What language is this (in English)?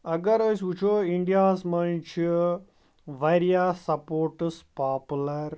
Kashmiri